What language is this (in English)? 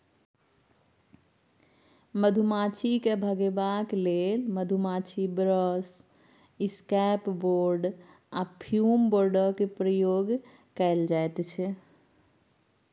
Maithili